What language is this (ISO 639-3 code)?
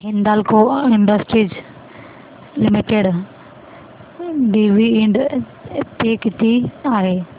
mar